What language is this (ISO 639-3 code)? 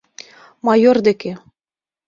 chm